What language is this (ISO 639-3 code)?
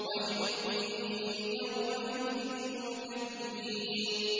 ara